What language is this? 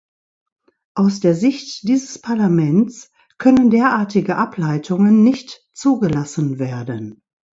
German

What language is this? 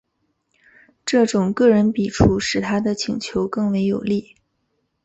Chinese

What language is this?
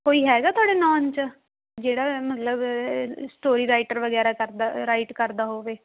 Punjabi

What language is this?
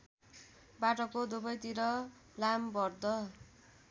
Nepali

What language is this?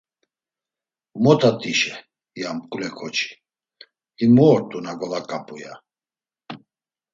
Laz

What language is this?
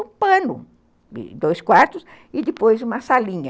Portuguese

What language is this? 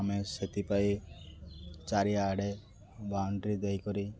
Odia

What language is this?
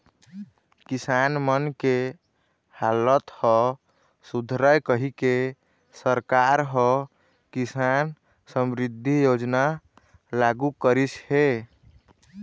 Chhattisgarhi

